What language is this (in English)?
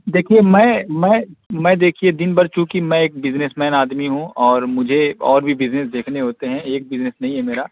Urdu